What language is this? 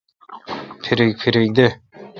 Kalkoti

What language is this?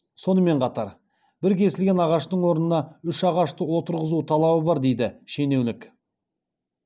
Kazakh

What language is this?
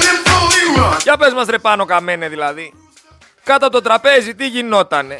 Greek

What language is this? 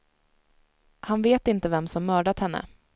Swedish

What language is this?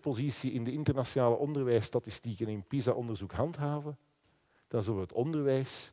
Dutch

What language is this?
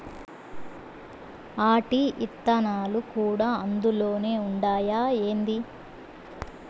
Telugu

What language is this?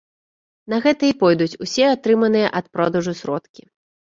Belarusian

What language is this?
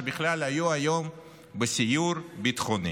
Hebrew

